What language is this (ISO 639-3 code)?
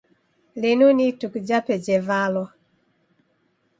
dav